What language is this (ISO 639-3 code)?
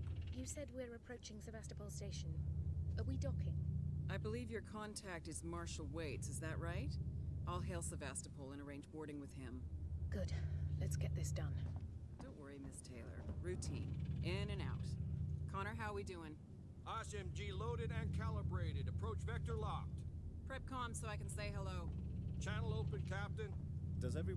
tur